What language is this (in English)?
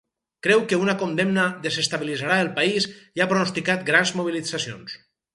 Catalan